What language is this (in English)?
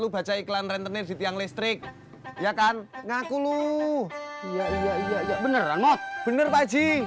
Indonesian